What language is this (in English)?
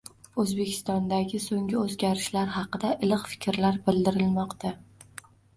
Uzbek